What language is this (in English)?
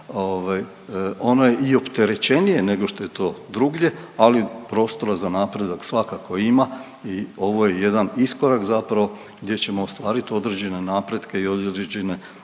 Croatian